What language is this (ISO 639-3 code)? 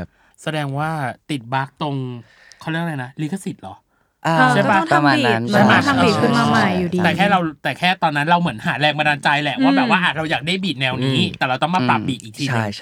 tha